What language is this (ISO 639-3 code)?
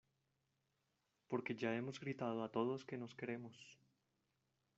spa